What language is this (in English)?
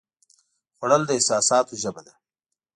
Pashto